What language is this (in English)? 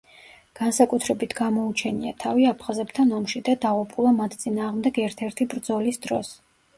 Georgian